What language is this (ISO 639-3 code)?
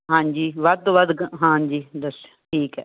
pan